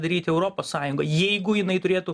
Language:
Lithuanian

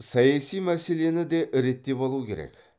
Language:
Kazakh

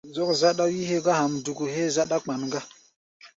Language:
Gbaya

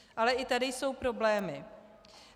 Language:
Czech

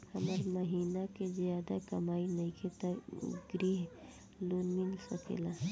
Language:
Bhojpuri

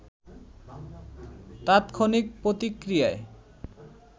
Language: Bangla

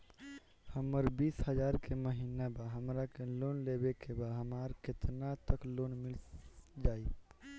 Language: Bhojpuri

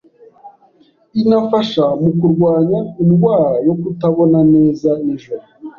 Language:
Kinyarwanda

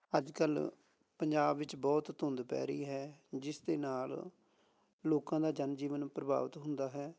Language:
Punjabi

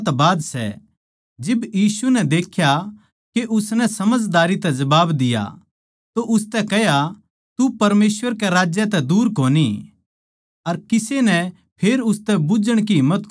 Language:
Haryanvi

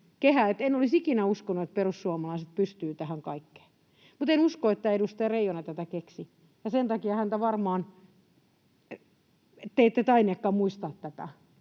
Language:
Finnish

